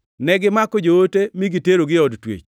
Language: Luo (Kenya and Tanzania)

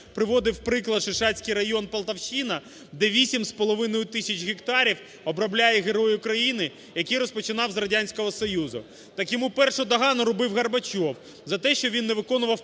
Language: Ukrainian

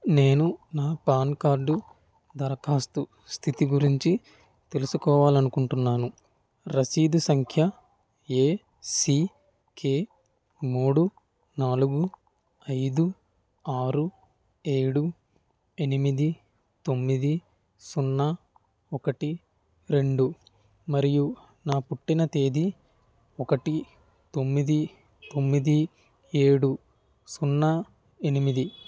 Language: Telugu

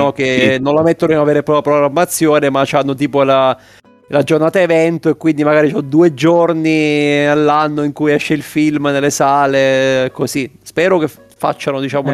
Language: Italian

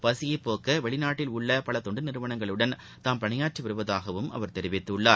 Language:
Tamil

